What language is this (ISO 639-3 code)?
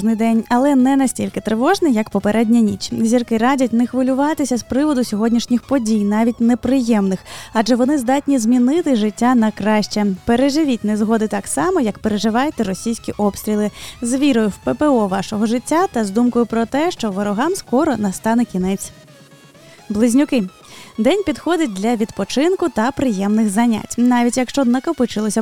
ukr